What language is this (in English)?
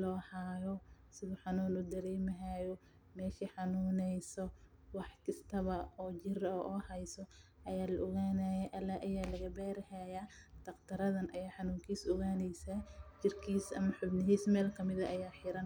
Somali